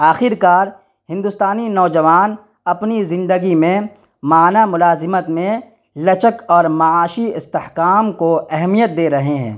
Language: Urdu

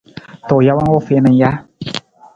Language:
Nawdm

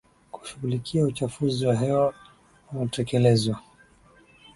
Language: Swahili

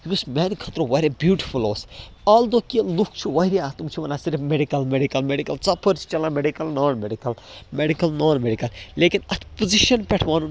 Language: Kashmiri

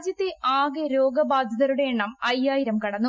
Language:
Malayalam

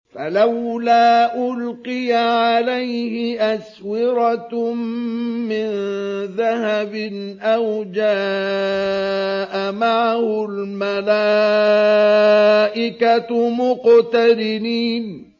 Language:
Arabic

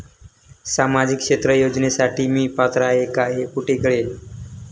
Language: Marathi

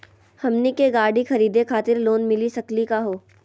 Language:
Magahi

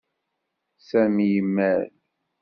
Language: Kabyle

